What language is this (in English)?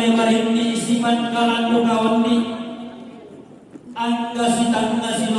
Spanish